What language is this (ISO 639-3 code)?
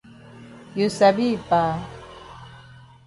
wes